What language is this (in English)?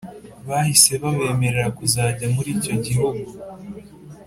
Kinyarwanda